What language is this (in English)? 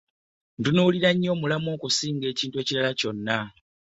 Ganda